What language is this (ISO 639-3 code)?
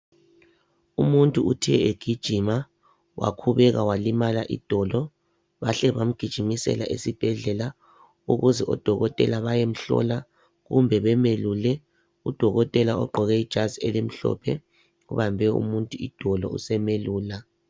nde